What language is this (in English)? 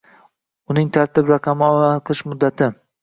Uzbek